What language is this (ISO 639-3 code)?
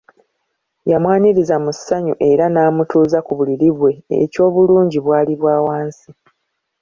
lug